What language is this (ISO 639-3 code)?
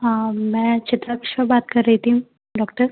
hin